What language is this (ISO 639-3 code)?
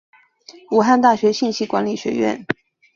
zho